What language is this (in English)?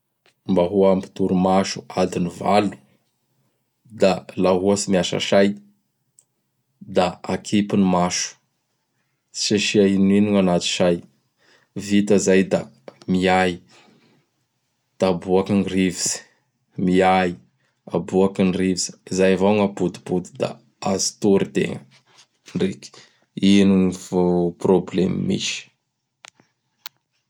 Bara Malagasy